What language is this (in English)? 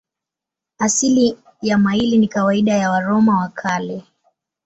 Swahili